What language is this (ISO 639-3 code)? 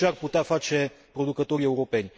ron